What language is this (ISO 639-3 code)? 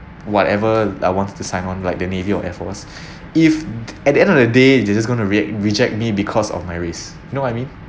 eng